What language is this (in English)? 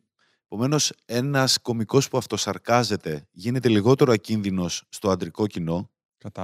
Greek